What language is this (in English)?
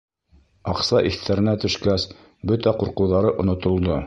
Bashkir